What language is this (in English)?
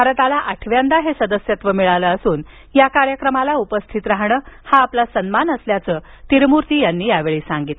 Marathi